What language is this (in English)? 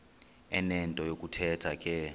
Xhosa